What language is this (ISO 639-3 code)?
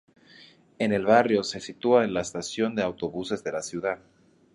spa